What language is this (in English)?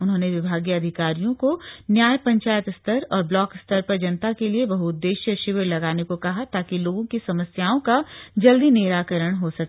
Hindi